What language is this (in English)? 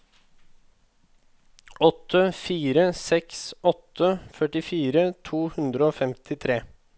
Norwegian